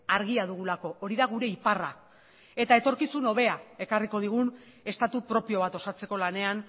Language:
Basque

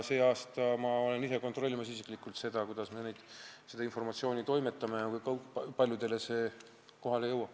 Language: Estonian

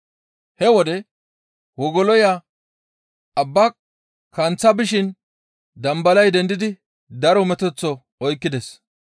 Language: Gamo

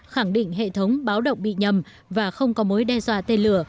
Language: Vietnamese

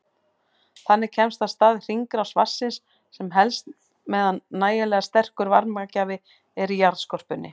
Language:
Icelandic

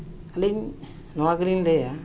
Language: Santali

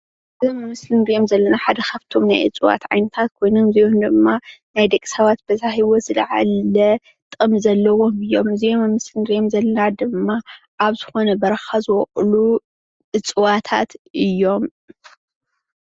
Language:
Tigrinya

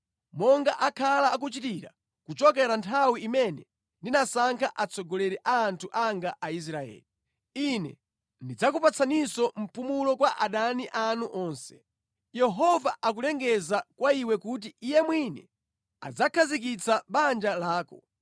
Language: Nyanja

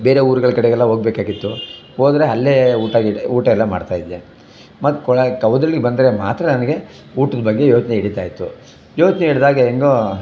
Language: Kannada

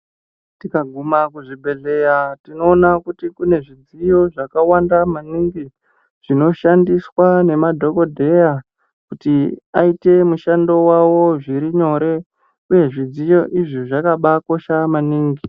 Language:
Ndau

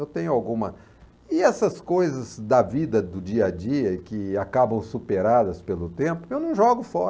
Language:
Portuguese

